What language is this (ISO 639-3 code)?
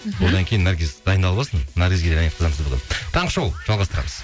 kaz